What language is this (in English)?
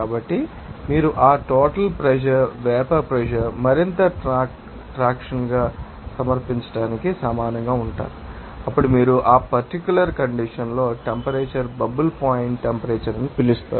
Telugu